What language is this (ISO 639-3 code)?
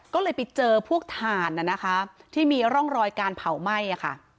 tha